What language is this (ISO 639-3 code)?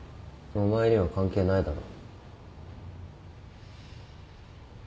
jpn